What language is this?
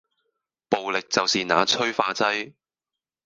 Cantonese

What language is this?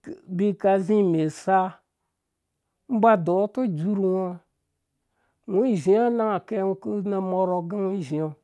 Dũya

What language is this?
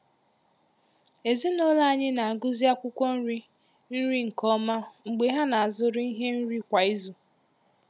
Igbo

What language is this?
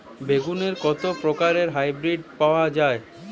Bangla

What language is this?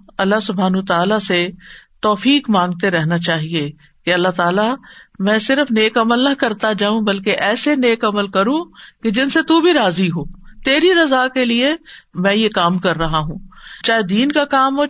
Urdu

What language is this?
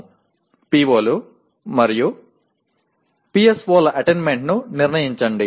Telugu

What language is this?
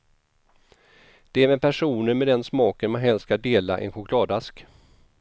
Swedish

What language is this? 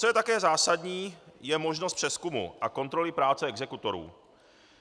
Czech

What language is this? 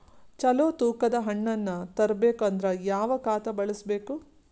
Kannada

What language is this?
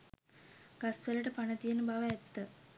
Sinhala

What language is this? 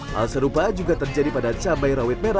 Indonesian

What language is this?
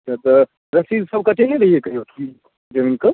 Maithili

